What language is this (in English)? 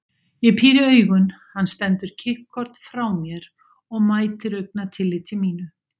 Icelandic